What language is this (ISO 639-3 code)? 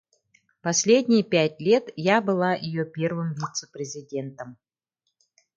sah